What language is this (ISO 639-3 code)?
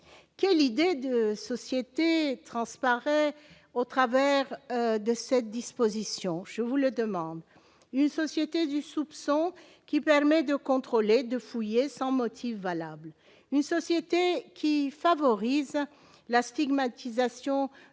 fra